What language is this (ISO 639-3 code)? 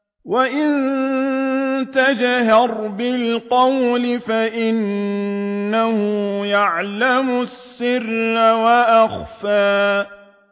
ara